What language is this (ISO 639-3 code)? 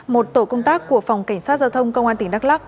vie